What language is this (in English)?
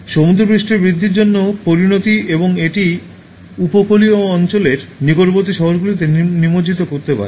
Bangla